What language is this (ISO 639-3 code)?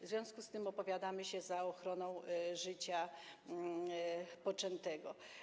pol